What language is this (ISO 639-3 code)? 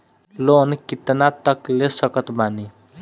bho